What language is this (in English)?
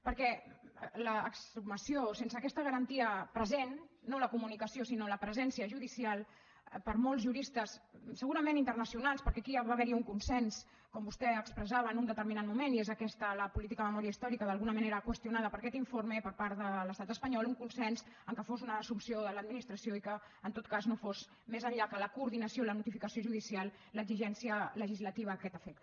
Catalan